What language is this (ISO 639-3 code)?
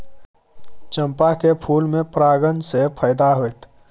mai